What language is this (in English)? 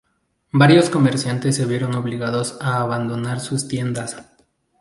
Spanish